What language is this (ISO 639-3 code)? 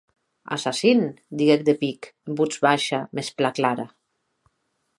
oci